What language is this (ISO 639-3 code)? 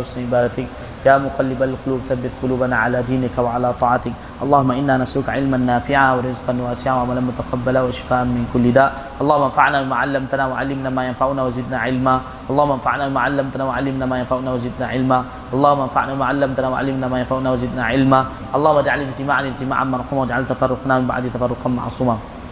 msa